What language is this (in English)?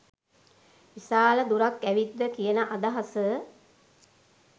Sinhala